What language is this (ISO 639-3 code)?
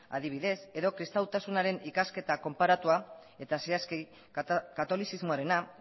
eus